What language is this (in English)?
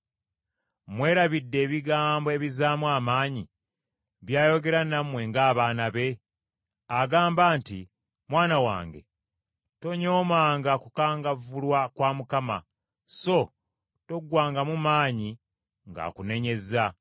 Ganda